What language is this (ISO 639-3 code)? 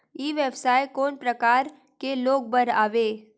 hne